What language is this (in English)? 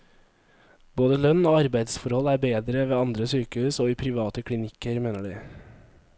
Norwegian